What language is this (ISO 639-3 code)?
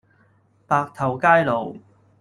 yue